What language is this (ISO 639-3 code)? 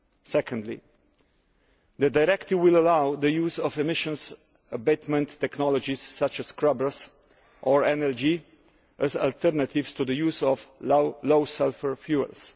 eng